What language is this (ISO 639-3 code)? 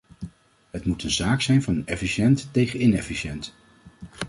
nld